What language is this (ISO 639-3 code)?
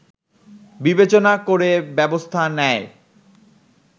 ben